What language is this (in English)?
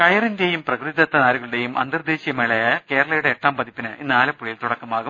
Malayalam